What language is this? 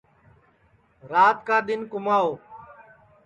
Sansi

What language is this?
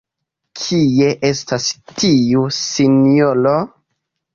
Esperanto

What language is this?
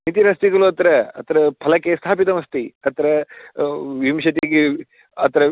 Sanskrit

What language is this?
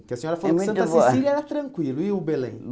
Portuguese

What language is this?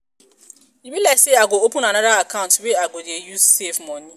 Nigerian Pidgin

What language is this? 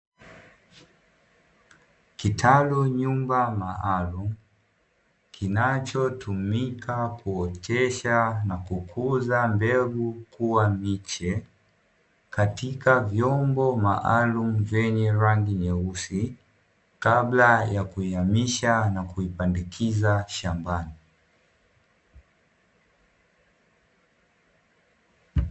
Swahili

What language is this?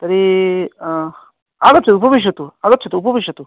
Sanskrit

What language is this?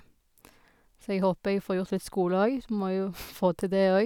Norwegian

